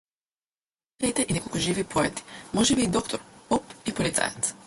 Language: Macedonian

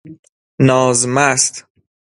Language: Persian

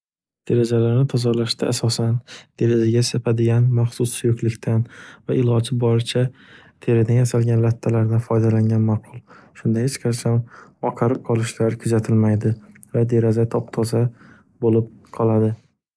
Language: Uzbek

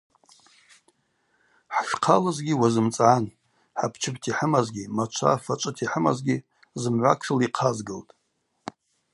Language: Abaza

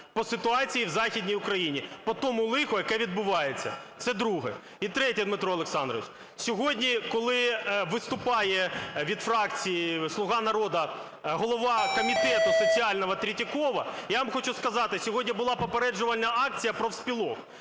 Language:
Ukrainian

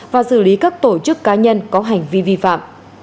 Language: Vietnamese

